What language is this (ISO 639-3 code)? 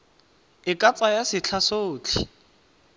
tsn